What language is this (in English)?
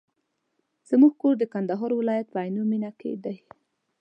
Pashto